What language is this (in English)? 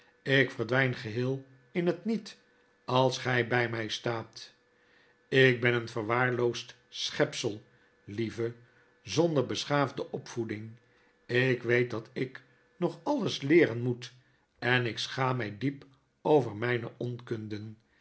Dutch